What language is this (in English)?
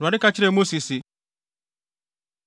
Akan